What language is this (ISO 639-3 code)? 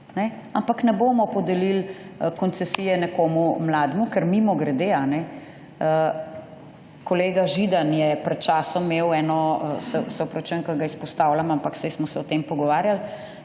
slv